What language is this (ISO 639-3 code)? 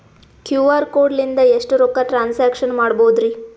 kan